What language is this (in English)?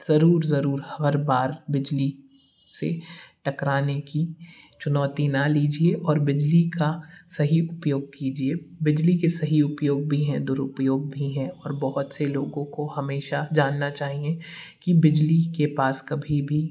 Hindi